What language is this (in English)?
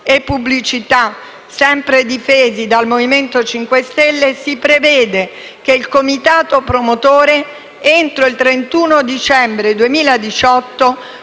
Italian